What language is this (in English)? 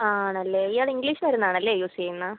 Malayalam